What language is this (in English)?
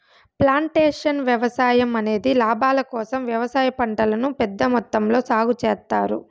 Telugu